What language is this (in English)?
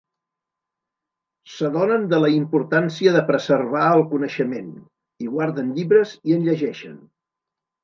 Catalan